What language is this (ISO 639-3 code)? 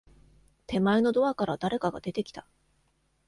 jpn